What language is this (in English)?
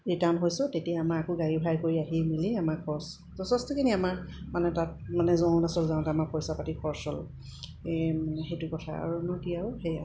Assamese